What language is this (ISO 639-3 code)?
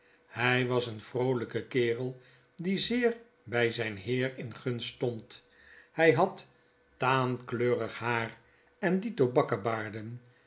nld